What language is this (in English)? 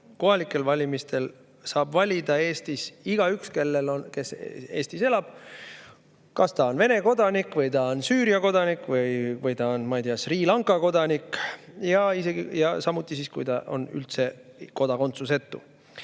Estonian